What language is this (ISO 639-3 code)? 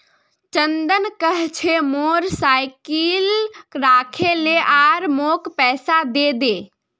mag